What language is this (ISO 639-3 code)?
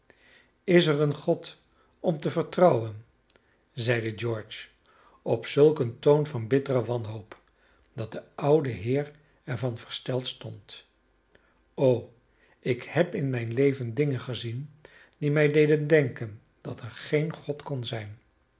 nld